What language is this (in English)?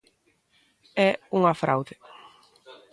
Galician